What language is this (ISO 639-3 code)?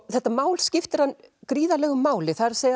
isl